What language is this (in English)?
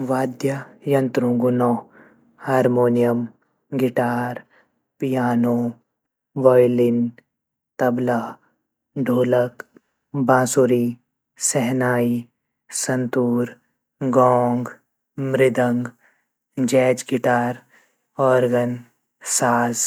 Garhwali